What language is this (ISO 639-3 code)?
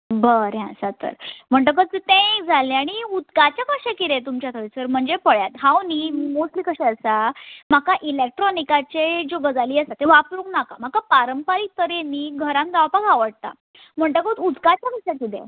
kok